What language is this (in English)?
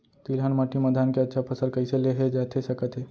Chhattisgarhi